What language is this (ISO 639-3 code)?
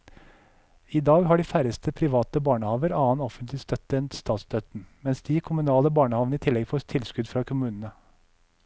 nor